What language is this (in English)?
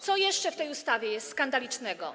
Polish